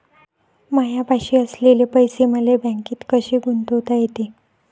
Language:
Marathi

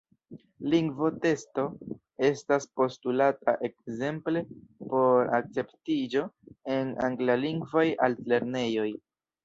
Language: Esperanto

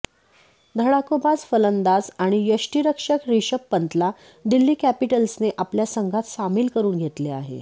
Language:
Marathi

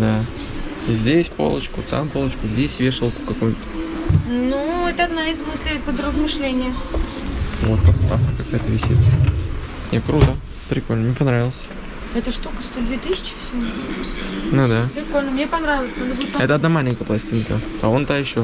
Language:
Russian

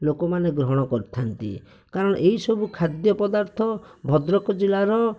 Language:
Odia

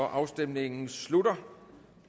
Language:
Danish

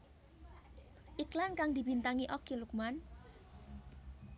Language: Javanese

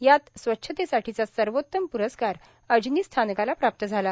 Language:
Marathi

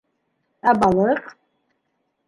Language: Bashkir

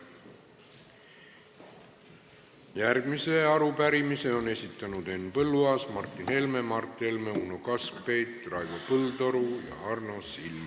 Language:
Estonian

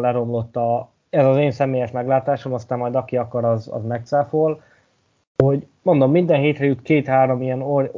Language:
Hungarian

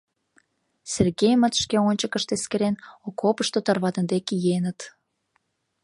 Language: Mari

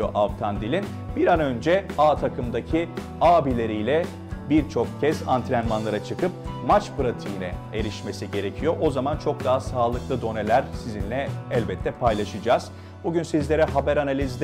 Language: Turkish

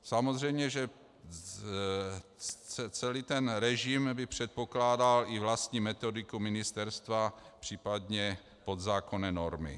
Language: Czech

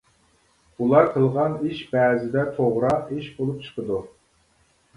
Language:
Uyghur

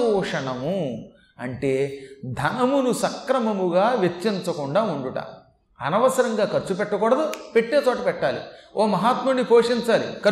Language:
Telugu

